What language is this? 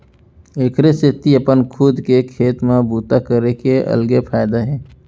Chhattisgarhi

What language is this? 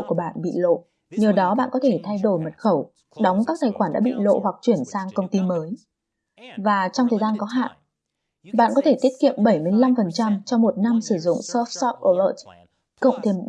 Vietnamese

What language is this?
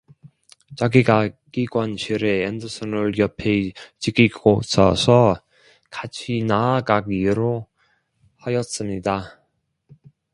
Korean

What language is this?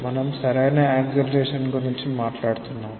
Telugu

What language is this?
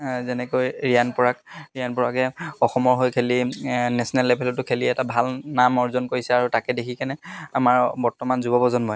Assamese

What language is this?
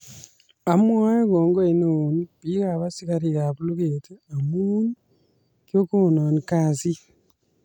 Kalenjin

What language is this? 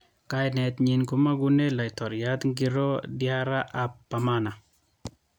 Kalenjin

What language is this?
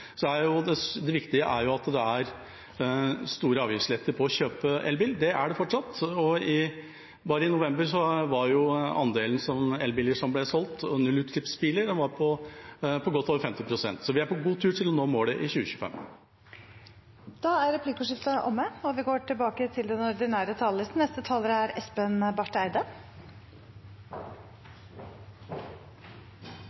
Norwegian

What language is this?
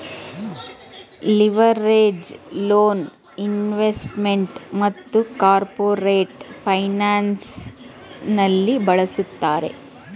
Kannada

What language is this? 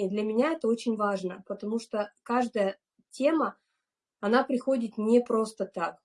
Russian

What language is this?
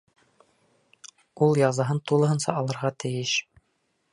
Bashkir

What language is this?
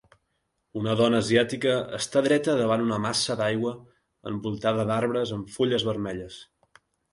Catalan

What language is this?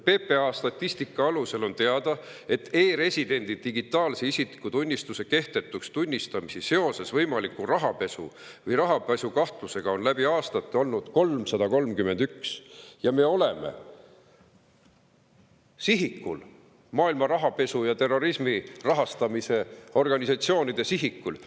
Estonian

